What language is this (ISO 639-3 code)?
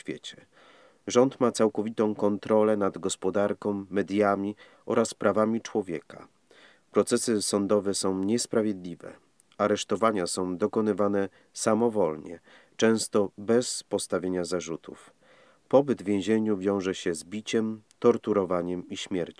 pol